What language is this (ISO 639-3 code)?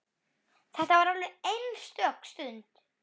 isl